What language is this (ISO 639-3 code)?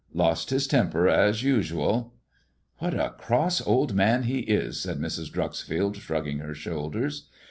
eng